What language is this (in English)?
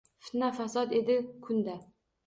Uzbek